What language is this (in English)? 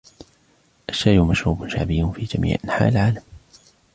Arabic